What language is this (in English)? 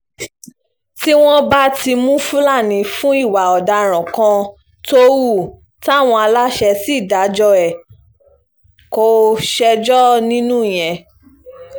Yoruba